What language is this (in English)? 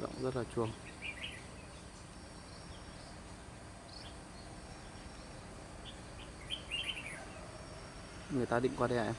Vietnamese